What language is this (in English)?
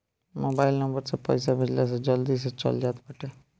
Bhojpuri